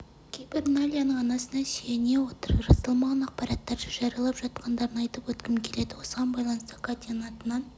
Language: Kazakh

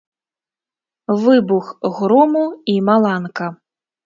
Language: Belarusian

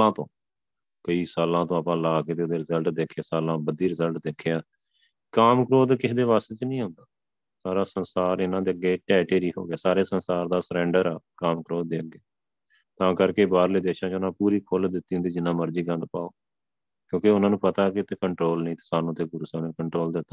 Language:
Punjabi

